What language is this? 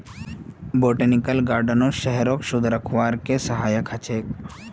Magahi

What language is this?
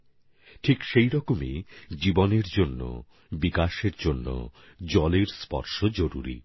Bangla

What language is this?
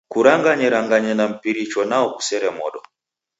Taita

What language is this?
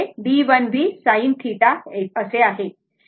Marathi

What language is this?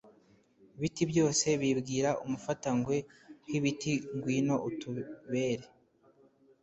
Kinyarwanda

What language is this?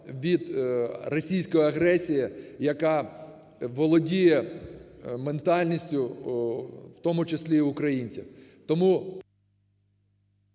Ukrainian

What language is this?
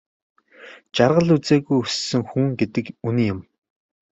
Mongolian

